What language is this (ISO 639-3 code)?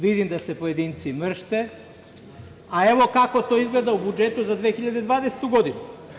srp